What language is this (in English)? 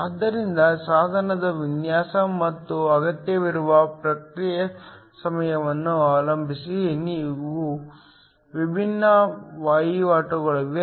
Kannada